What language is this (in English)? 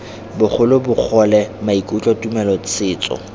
Tswana